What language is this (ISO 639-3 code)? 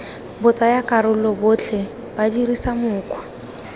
tsn